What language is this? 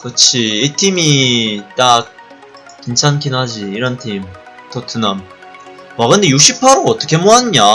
Korean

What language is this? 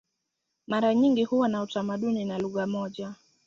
Swahili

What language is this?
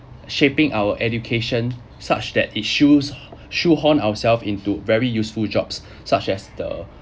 English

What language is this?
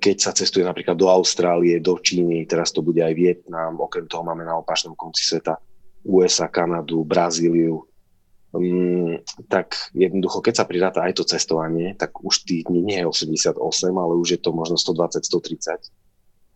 Slovak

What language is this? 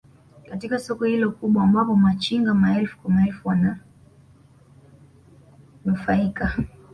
Swahili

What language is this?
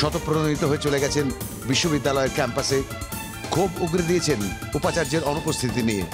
Hindi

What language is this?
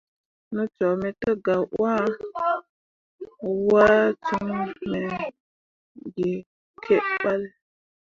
Mundang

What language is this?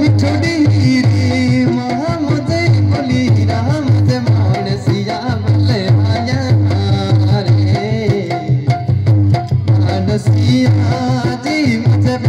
Arabic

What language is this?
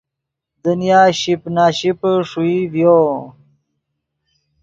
Yidgha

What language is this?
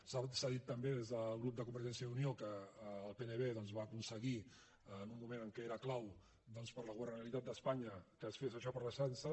Catalan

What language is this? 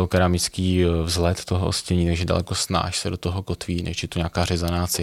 Czech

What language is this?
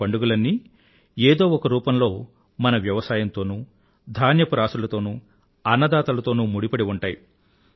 Telugu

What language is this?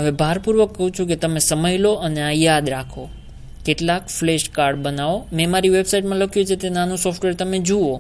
Romanian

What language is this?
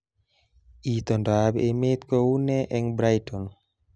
Kalenjin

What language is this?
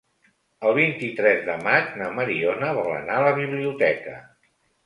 Catalan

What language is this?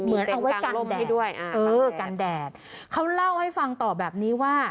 Thai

